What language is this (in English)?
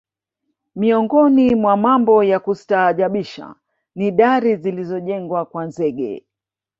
Swahili